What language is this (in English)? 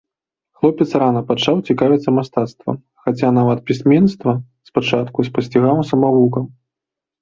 Belarusian